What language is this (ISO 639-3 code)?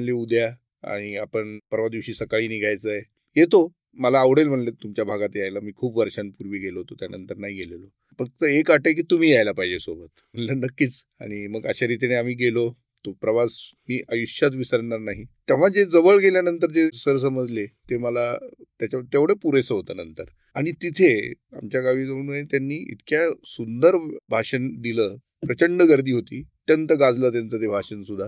mar